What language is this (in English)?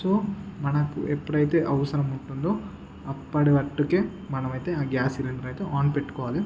Telugu